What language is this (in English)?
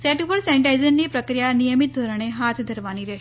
Gujarati